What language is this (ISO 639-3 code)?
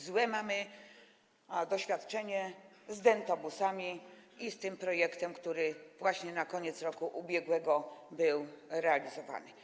pol